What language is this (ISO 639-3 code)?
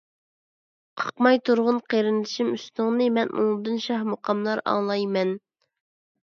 uig